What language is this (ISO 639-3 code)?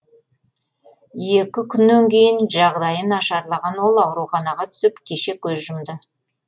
kaz